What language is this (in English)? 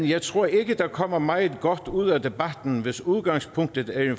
Danish